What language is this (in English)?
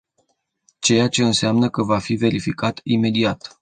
Romanian